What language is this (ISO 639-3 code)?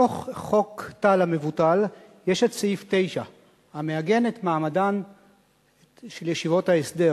heb